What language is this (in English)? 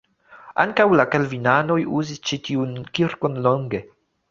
Esperanto